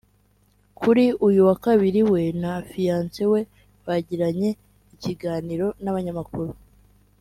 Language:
Kinyarwanda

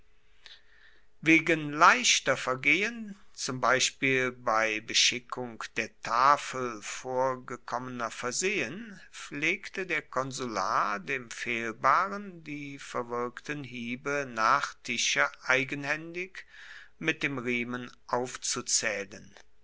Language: German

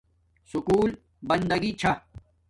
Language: Domaaki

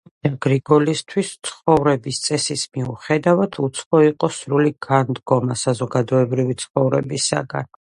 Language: Georgian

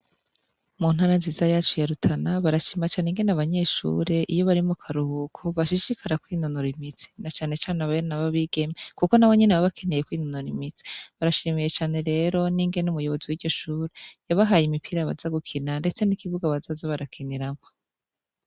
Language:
Rundi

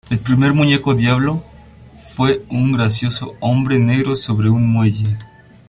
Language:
Spanish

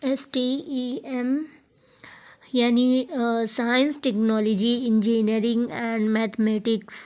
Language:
Urdu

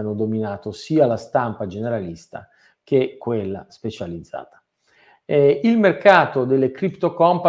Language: Italian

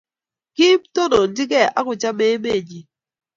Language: Kalenjin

